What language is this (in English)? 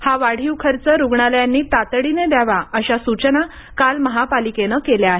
Marathi